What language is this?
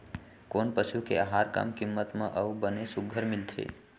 Chhattisgarhi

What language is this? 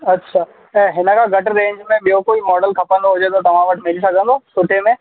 Sindhi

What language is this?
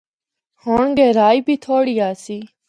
Northern Hindko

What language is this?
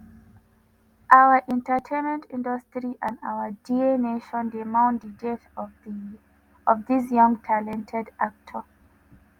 Nigerian Pidgin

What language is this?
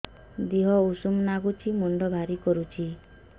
Odia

